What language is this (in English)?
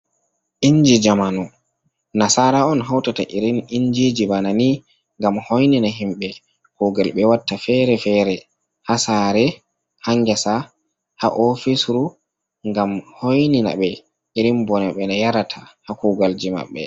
Fula